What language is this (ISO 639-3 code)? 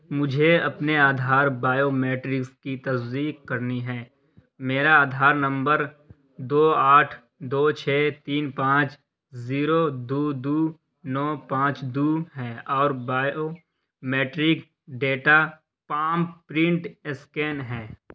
urd